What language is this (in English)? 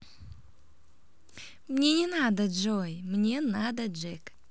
Russian